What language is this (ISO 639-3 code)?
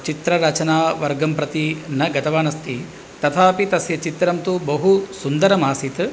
san